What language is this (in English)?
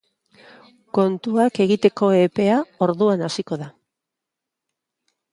Basque